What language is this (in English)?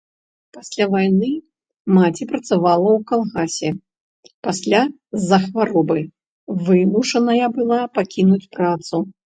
Belarusian